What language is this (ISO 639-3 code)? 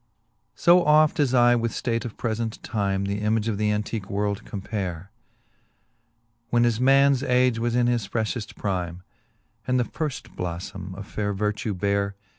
eng